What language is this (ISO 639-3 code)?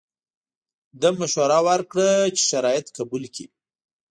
pus